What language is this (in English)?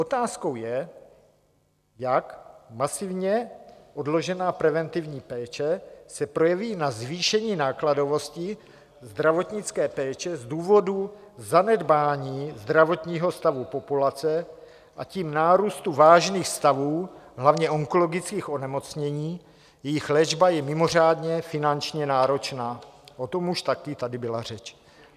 Czech